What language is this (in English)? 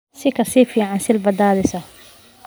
Somali